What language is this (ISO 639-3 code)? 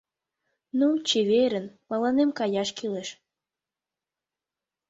chm